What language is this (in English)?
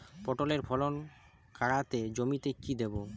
Bangla